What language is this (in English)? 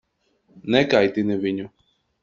Latvian